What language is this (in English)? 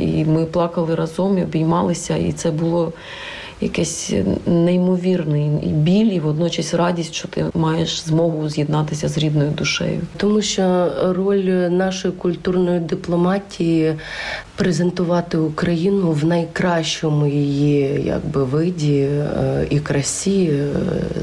Ukrainian